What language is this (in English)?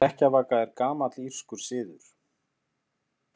Icelandic